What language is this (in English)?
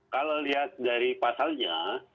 Indonesian